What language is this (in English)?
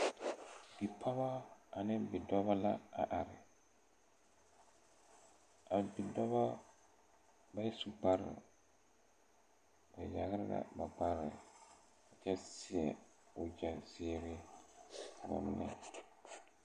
Southern Dagaare